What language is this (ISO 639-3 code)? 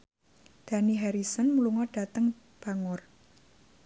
jav